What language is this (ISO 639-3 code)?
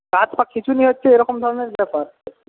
ben